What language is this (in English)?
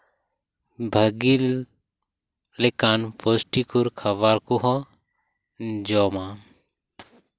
Santali